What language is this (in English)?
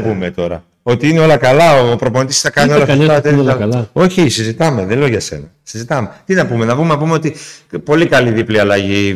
Greek